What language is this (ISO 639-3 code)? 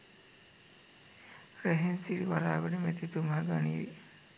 sin